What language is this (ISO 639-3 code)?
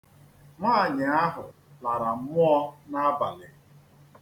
ibo